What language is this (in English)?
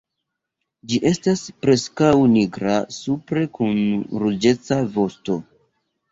Esperanto